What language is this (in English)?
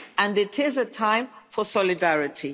English